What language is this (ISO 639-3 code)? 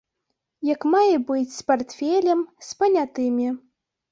bel